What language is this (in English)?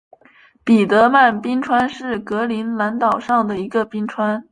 Chinese